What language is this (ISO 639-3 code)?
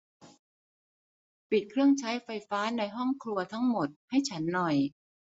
tha